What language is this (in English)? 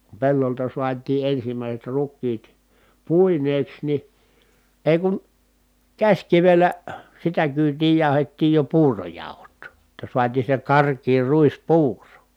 Finnish